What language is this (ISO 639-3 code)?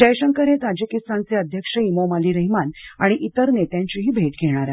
mar